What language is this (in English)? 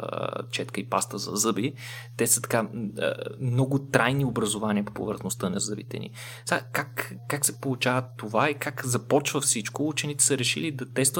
Bulgarian